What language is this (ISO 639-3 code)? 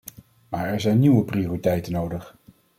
nld